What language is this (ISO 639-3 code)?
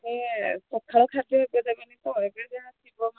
ori